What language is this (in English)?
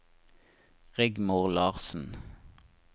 Norwegian